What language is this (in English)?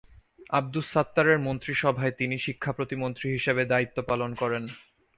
Bangla